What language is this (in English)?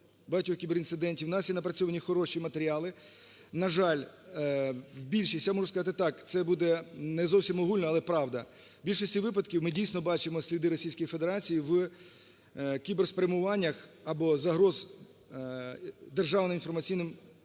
Ukrainian